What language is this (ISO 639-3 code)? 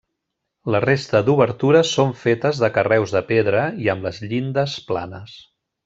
cat